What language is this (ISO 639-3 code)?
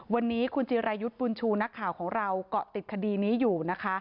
tha